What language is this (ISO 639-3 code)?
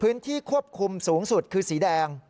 tha